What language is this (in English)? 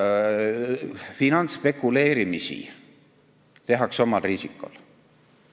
Estonian